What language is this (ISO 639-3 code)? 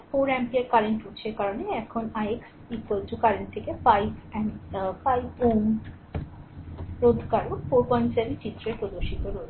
ben